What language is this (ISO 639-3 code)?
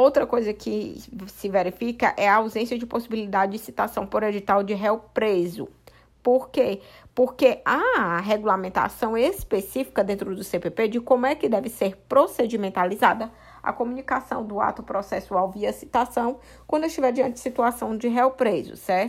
por